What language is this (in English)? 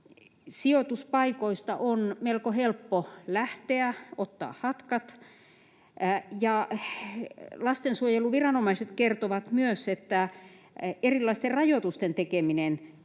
Finnish